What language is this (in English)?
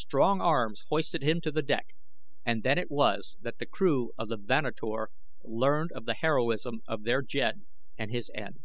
English